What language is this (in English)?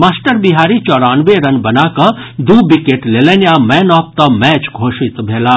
Maithili